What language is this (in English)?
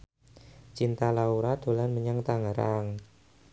Javanese